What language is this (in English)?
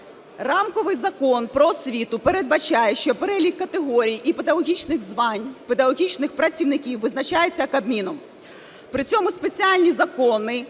Ukrainian